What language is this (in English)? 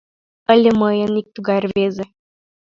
Mari